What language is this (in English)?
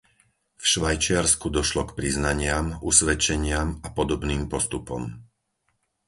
Slovak